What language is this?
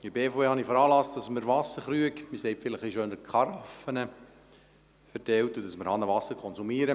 Swiss German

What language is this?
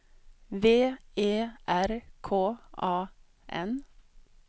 Swedish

